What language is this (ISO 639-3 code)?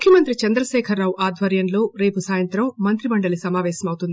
tel